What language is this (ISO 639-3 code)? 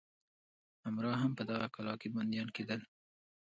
pus